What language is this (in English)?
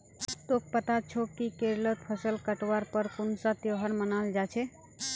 Magahi